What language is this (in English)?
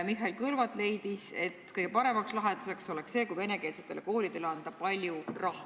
Estonian